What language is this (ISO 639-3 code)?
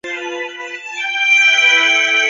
zho